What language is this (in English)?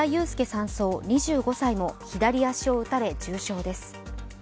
Japanese